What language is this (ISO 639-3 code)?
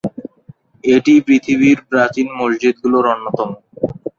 ben